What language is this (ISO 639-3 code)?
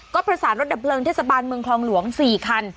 tha